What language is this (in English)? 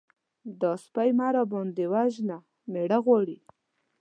Pashto